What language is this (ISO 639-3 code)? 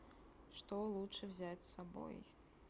rus